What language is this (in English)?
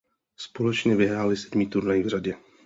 Czech